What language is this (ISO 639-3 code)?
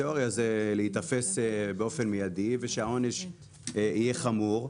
heb